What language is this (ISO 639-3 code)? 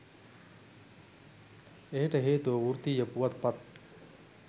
sin